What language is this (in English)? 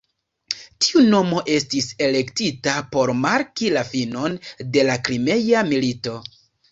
Esperanto